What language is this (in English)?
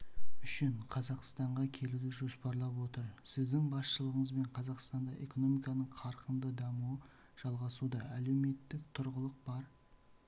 Kazakh